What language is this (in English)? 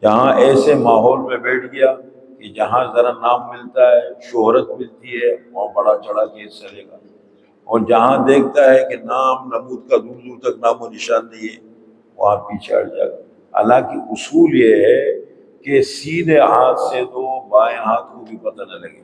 Arabic